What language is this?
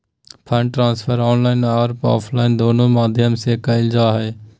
Magahi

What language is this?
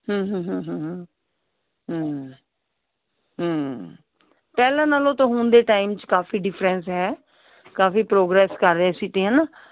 Punjabi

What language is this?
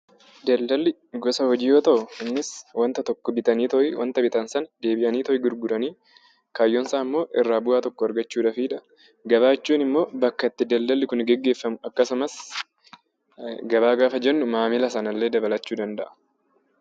Oromo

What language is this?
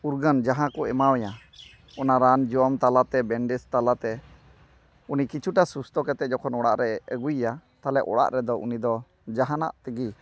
Santali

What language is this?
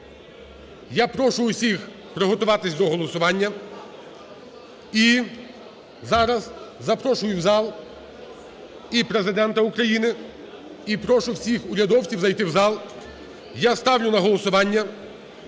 Ukrainian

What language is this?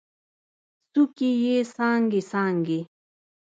Pashto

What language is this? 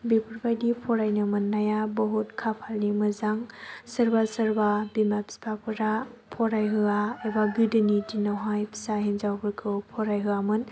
Bodo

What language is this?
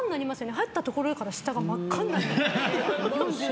Japanese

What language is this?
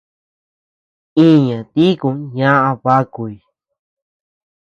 Tepeuxila Cuicatec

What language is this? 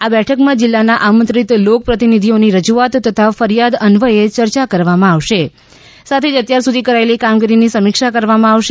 Gujarati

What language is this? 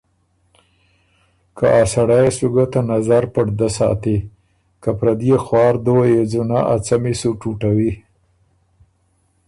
Ormuri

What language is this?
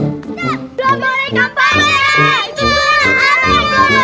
Indonesian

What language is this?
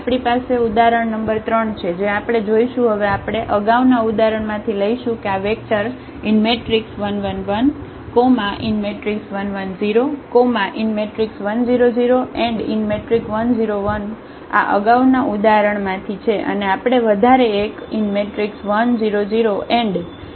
Gujarati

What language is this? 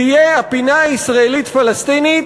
Hebrew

